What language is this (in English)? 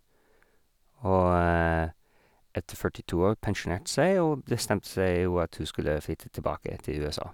Norwegian